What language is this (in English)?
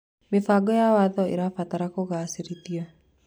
Kikuyu